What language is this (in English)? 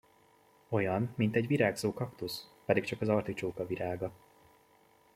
Hungarian